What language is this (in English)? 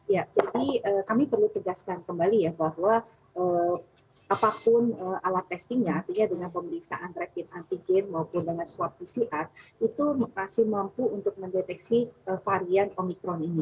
Indonesian